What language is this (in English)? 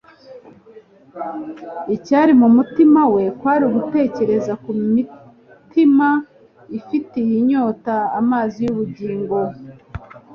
Kinyarwanda